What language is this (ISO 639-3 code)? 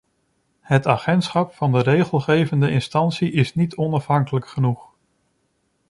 nld